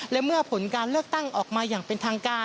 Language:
Thai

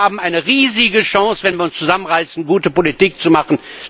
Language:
German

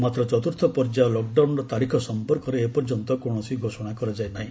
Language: Odia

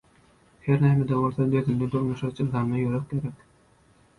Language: Turkmen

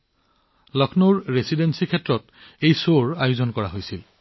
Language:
Assamese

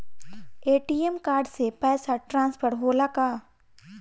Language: Bhojpuri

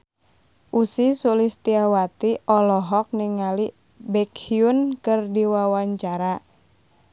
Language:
Sundanese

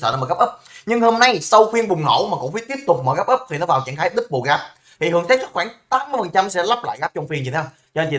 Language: Vietnamese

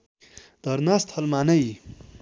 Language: Nepali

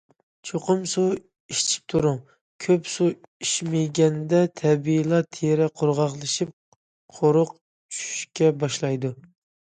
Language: Uyghur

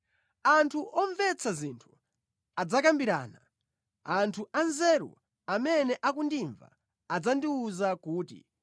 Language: Nyanja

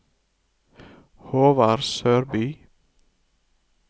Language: Norwegian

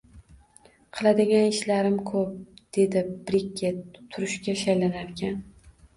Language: Uzbek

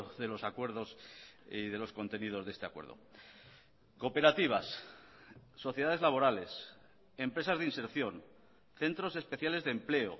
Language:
Spanish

